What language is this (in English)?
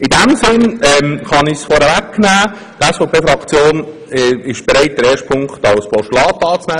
Swiss German